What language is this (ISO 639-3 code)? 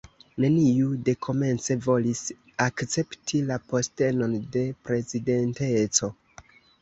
epo